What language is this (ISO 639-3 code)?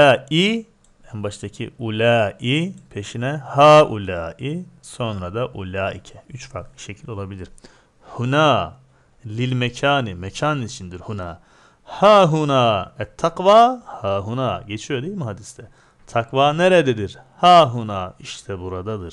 tur